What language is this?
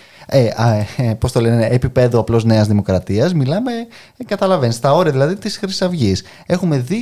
Greek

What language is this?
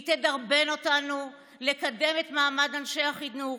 Hebrew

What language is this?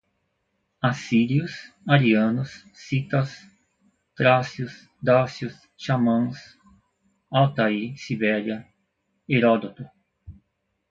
Portuguese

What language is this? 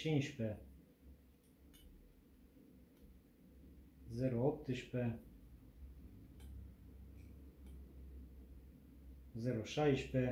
Romanian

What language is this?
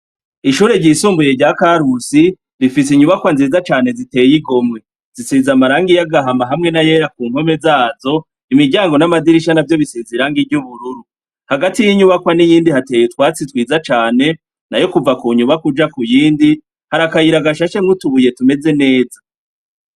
Rundi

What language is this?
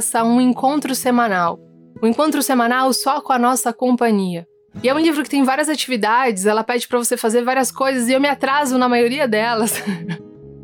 Portuguese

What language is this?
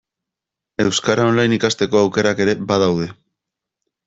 Basque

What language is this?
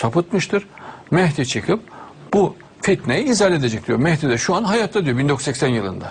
Turkish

